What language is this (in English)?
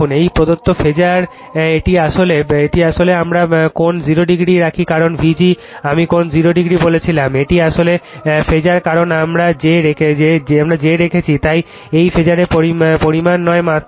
Bangla